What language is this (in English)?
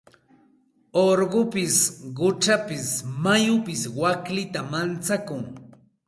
Santa Ana de Tusi Pasco Quechua